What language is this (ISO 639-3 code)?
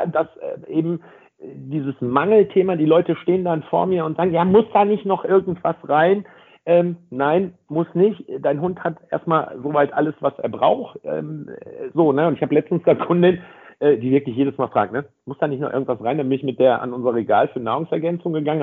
deu